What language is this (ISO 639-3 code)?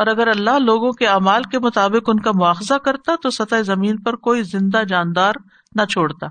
urd